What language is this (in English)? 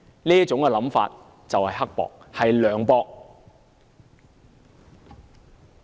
Cantonese